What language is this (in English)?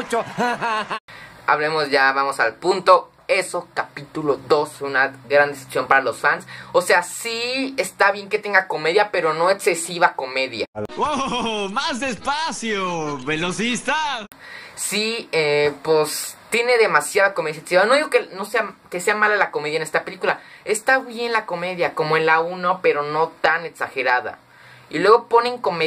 Spanish